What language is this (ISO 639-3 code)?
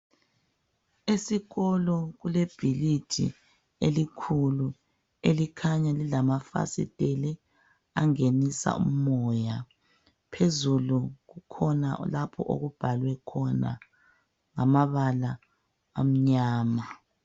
nde